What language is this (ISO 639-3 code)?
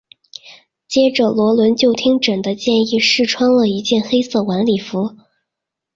zho